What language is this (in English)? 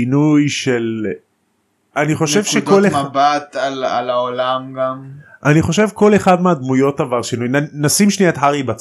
Hebrew